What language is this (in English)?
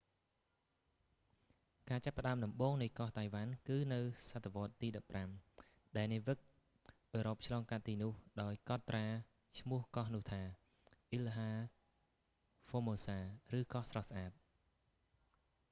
Khmer